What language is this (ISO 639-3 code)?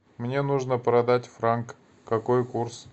rus